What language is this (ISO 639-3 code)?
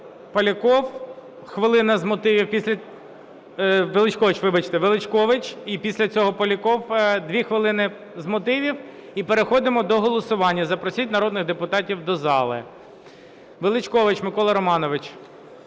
ukr